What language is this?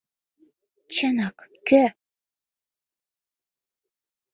Mari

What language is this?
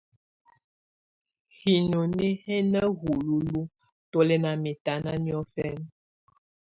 Tunen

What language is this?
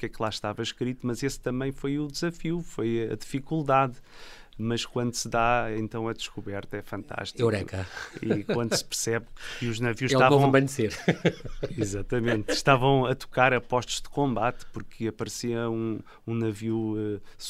Portuguese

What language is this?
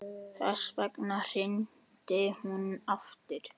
Icelandic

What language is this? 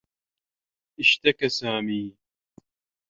Arabic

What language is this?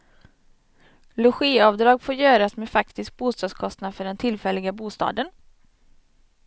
Swedish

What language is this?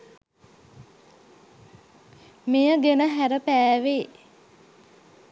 Sinhala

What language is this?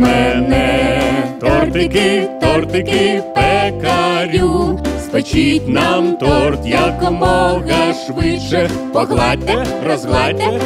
Ukrainian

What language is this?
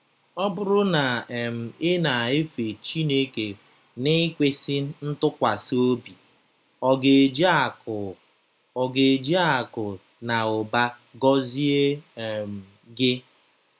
Igbo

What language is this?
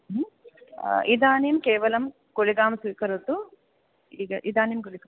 Sanskrit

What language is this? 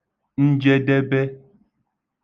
Igbo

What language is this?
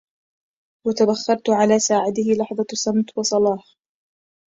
Arabic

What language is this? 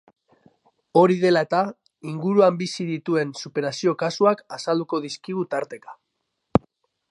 Basque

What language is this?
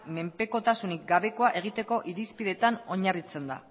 Basque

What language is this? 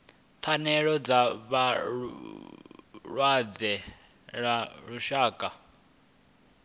Venda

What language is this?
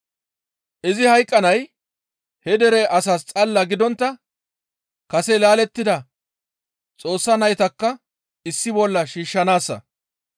Gamo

